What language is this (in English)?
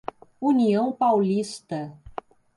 Portuguese